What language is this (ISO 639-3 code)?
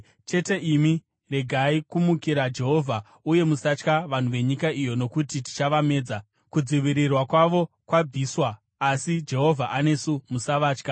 sna